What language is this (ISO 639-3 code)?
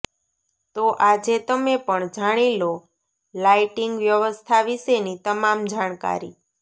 guj